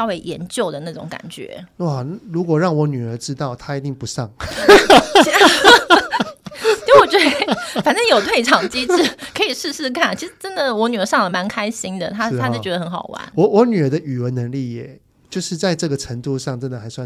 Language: Chinese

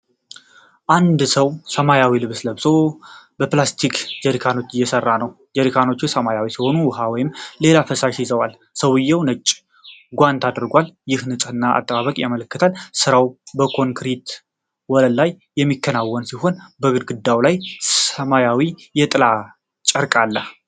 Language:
Amharic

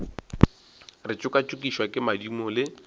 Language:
Northern Sotho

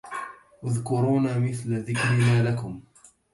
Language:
Arabic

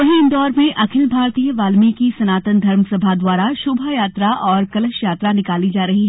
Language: Hindi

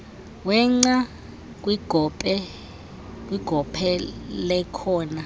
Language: Xhosa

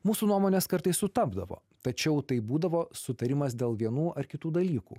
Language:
Lithuanian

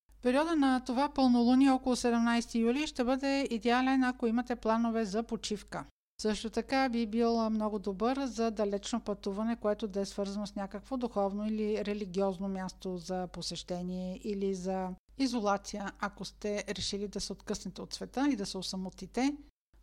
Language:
Bulgarian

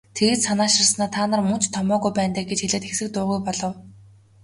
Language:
Mongolian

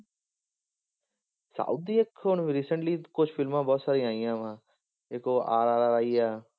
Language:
Punjabi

